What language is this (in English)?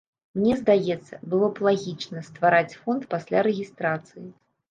Belarusian